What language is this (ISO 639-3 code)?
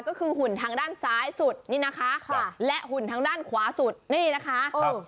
tha